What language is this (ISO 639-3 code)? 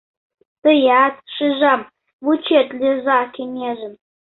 chm